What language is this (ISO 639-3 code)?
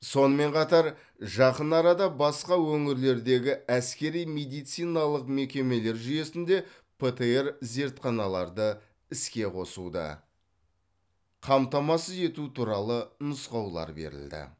kaz